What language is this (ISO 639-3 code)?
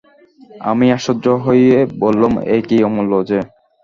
ben